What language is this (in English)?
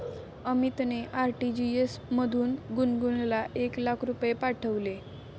Marathi